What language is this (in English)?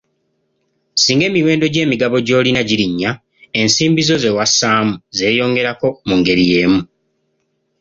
Ganda